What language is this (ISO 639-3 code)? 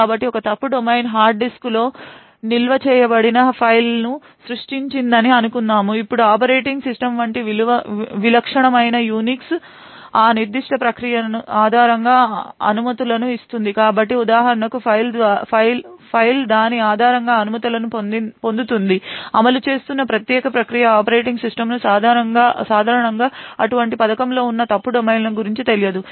tel